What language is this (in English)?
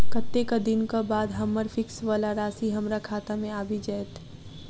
Maithili